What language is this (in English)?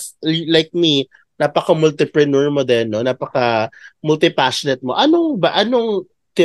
Filipino